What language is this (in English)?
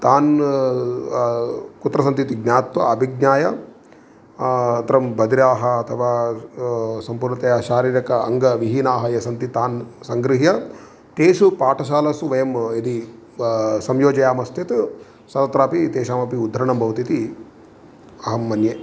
Sanskrit